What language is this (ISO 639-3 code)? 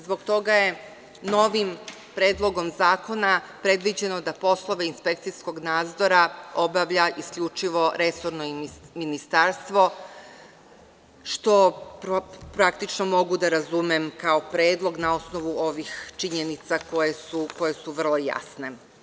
srp